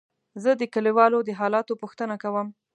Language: Pashto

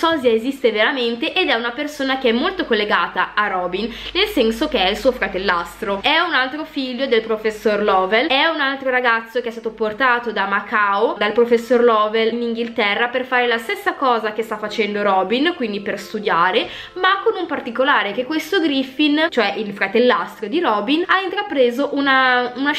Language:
Italian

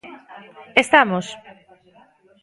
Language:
Galician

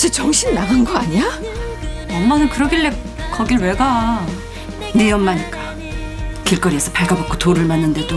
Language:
Korean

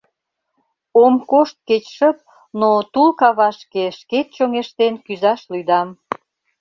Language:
Mari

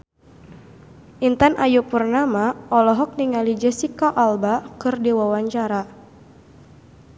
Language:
Sundanese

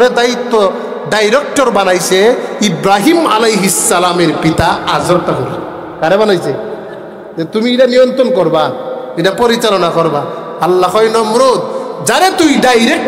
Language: Arabic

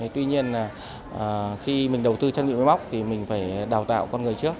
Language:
Vietnamese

